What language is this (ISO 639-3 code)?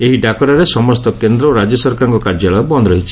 ori